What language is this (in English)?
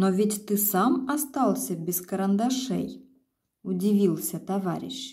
Russian